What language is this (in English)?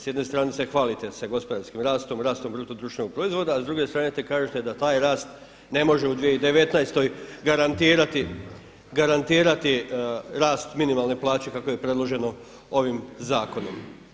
Croatian